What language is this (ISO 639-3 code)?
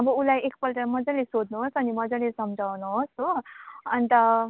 nep